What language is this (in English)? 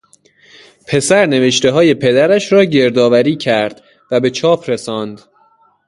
Persian